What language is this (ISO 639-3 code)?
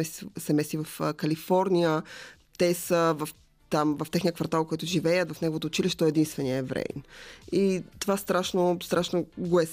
bul